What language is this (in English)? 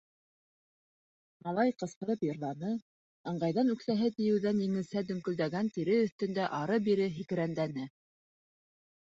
Bashkir